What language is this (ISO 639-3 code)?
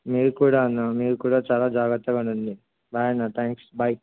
tel